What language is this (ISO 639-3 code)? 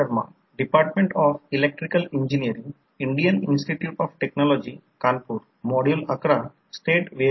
mar